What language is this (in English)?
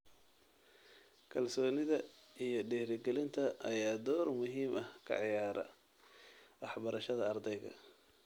Somali